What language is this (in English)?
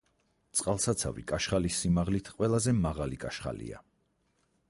Georgian